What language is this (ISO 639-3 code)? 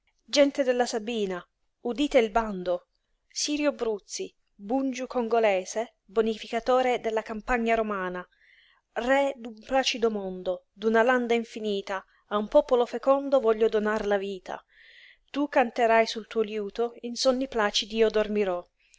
ita